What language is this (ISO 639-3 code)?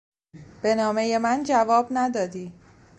fas